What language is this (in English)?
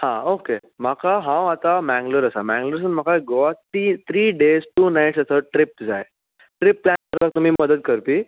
Konkani